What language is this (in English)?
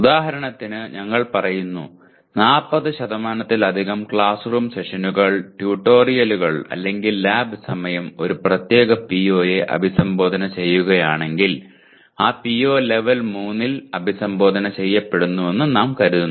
Malayalam